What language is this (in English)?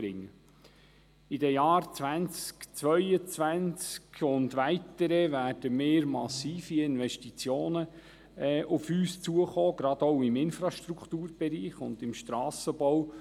Swiss German